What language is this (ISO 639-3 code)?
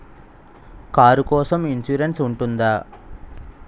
tel